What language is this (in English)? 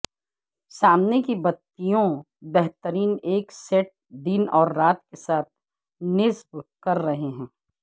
Urdu